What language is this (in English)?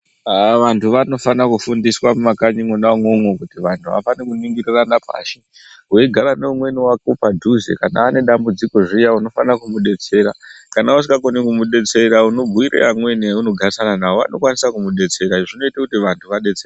Ndau